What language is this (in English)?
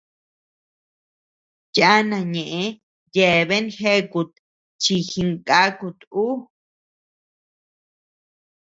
Tepeuxila Cuicatec